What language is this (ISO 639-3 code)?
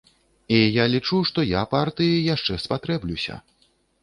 bel